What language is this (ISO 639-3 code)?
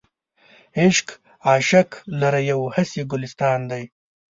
pus